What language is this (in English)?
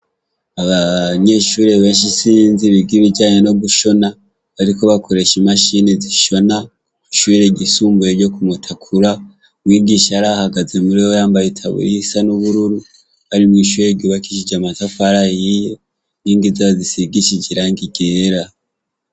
Rundi